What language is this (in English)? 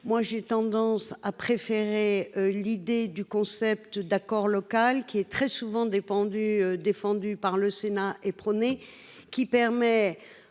French